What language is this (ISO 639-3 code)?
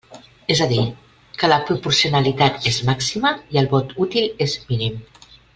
cat